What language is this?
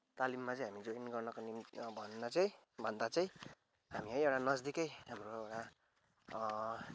Nepali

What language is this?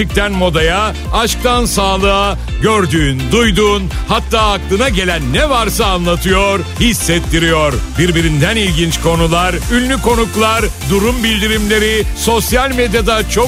Turkish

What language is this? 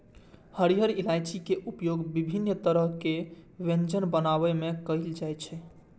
Maithili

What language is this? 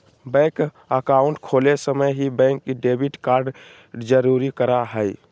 Magahi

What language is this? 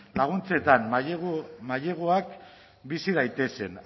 Basque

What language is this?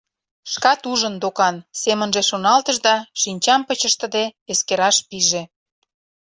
Mari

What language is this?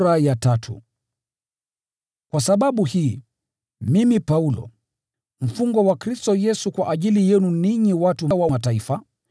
Swahili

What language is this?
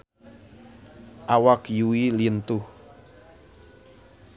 Sundanese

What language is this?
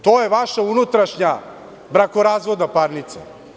Serbian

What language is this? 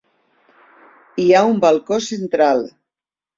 Catalan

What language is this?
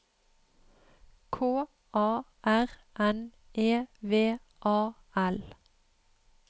Norwegian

